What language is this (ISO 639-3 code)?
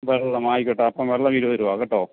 mal